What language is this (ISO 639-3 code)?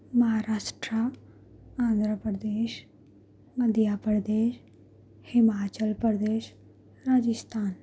urd